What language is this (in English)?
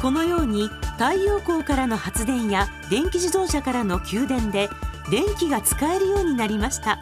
Japanese